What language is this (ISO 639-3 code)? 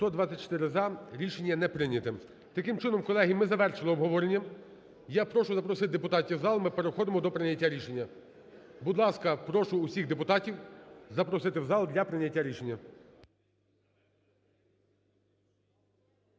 ukr